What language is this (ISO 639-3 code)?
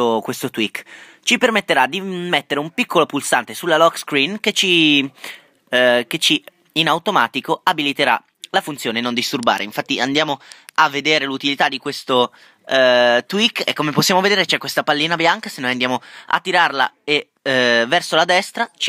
ita